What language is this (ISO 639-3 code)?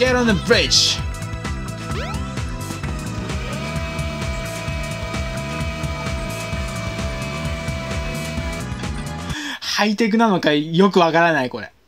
jpn